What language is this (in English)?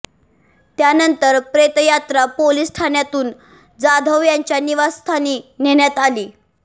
Marathi